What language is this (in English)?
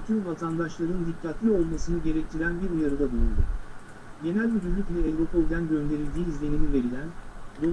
Turkish